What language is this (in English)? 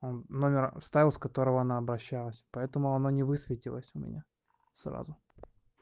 Russian